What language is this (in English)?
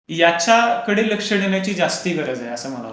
Marathi